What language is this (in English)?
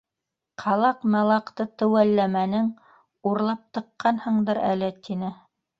Bashkir